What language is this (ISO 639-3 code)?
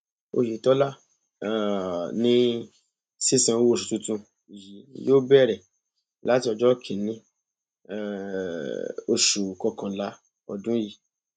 yor